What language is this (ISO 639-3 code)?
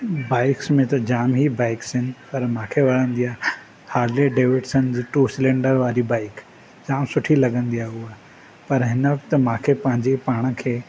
snd